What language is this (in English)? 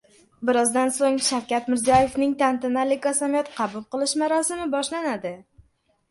Uzbek